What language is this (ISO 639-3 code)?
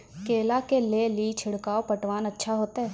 mai